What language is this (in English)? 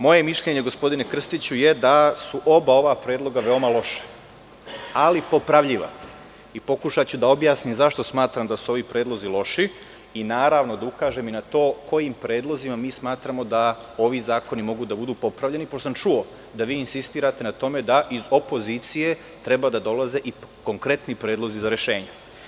Serbian